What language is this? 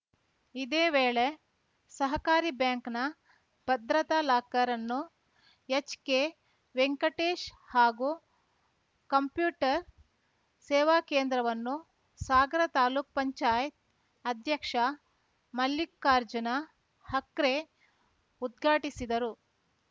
Kannada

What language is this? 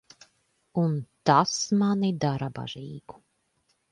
Latvian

